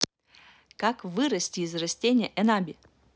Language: Russian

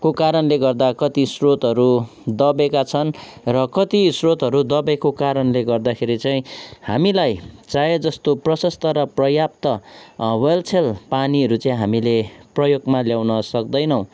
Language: Nepali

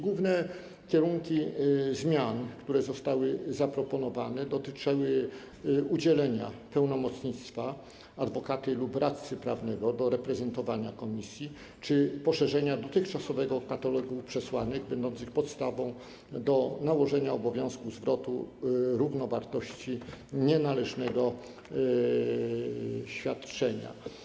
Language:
Polish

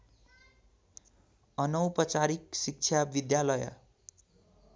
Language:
Nepali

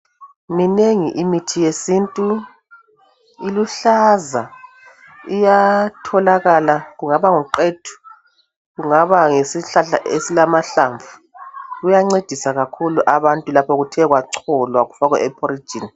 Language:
North Ndebele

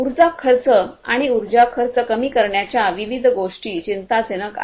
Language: Marathi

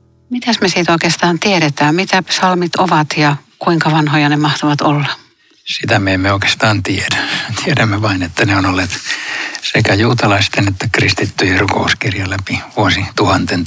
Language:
Finnish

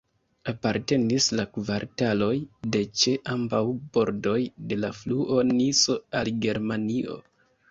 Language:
Esperanto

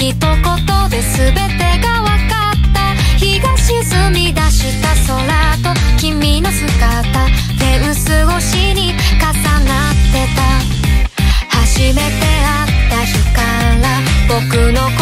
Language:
Japanese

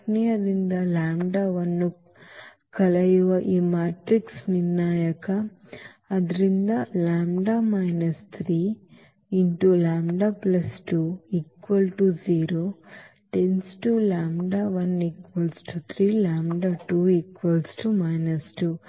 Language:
Kannada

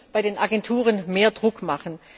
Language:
German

